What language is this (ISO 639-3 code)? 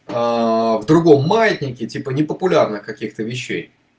rus